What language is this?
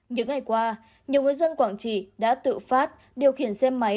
Vietnamese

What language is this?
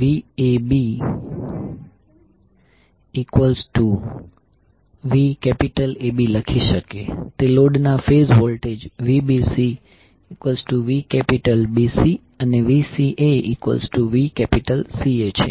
Gujarati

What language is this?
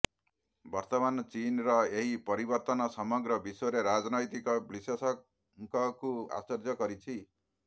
Odia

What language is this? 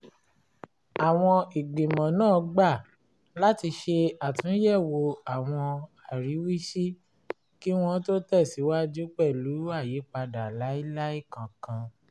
Yoruba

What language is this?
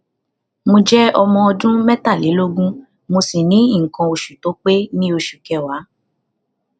Yoruba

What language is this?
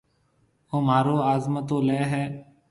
Marwari (Pakistan)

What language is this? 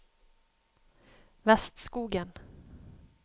Norwegian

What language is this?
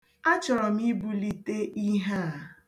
Igbo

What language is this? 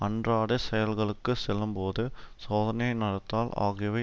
Tamil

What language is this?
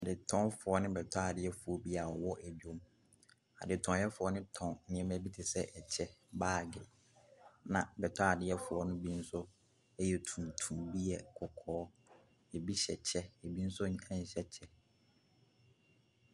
Akan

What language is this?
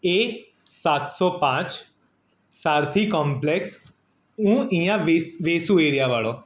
Gujarati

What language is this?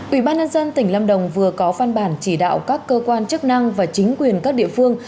Vietnamese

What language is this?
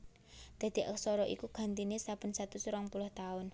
Javanese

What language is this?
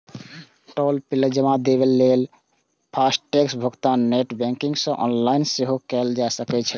Maithili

